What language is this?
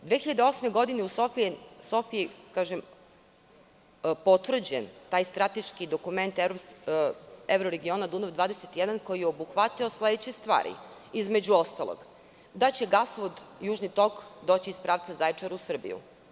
Serbian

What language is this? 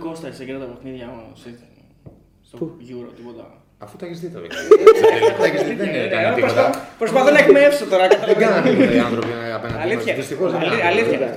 Greek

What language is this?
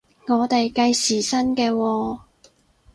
Cantonese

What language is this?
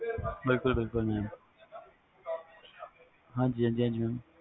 Punjabi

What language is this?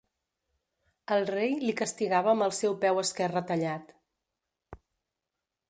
Catalan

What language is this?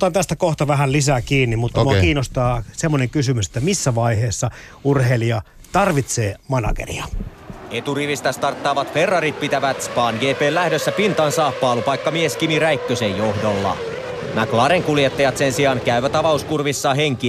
Finnish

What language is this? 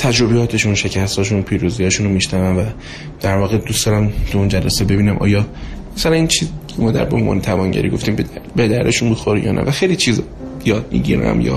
Persian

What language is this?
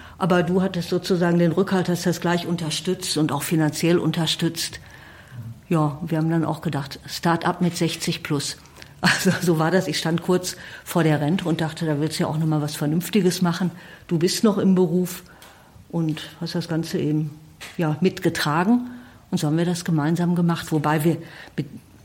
German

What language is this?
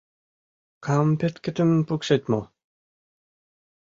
Mari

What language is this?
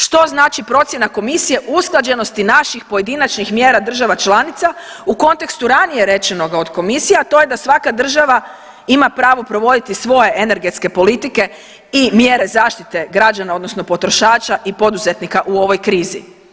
Croatian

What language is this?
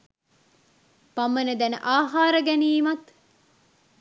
Sinhala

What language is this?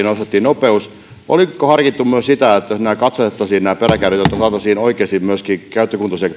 Finnish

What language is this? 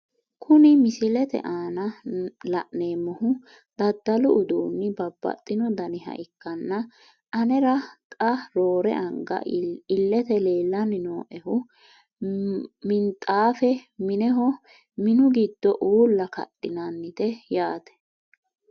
Sidamo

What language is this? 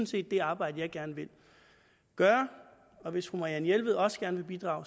Danish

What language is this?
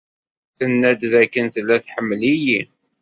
Kabyle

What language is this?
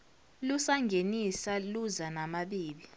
Zulu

